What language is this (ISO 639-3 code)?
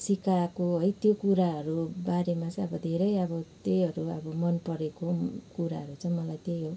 nep